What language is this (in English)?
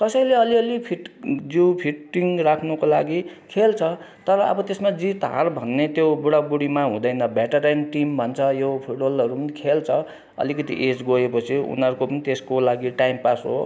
Nepali